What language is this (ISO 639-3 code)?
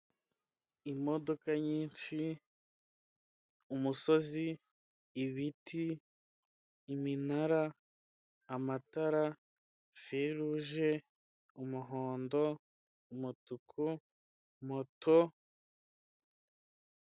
kin